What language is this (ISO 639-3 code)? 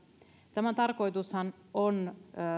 fin